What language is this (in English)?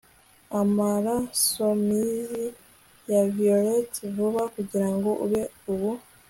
Kinyarwanda